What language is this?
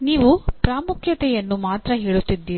Kannada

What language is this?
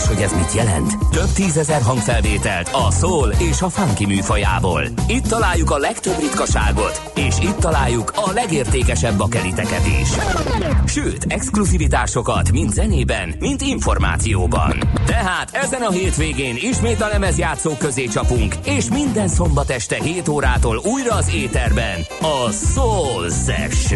Hungarian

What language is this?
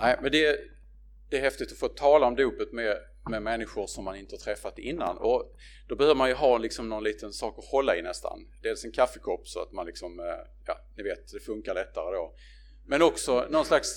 Swedish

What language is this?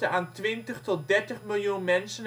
Dutch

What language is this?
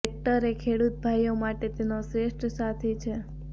Gujarati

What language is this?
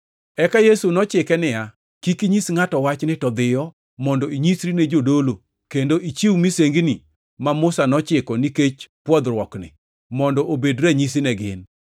Luo (Kenya and Tanzania)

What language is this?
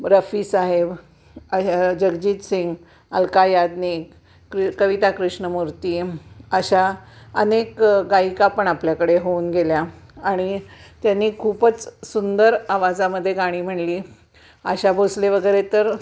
Marathi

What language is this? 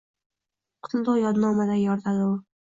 Uzbek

